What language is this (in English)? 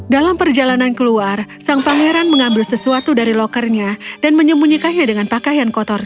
Indonesian